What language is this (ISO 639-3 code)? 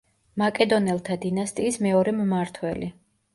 kat